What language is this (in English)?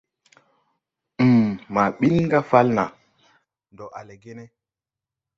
Tupuri